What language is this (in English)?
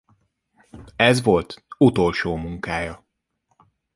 Hungarian